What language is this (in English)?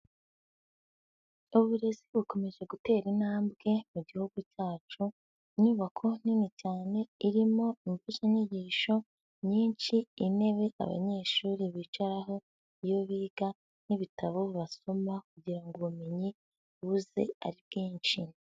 Kinyarwanda